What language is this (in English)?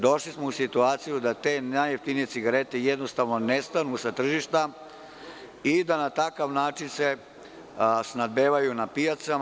Serbian